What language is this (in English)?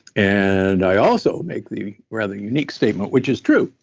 English